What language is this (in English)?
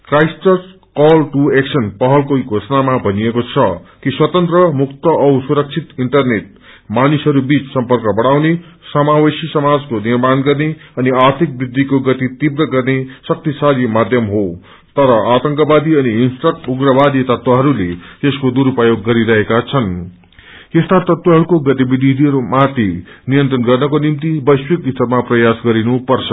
Nepali